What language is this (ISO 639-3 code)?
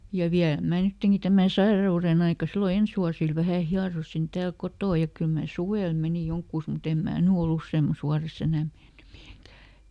fin